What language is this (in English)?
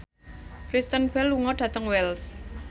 Javanese